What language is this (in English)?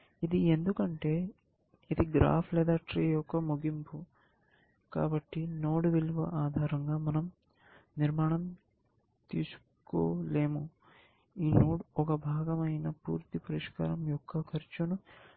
Telugu